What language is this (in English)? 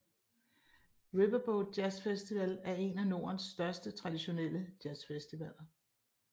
Danish